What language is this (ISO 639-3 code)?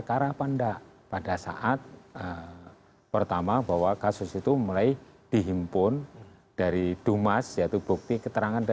ind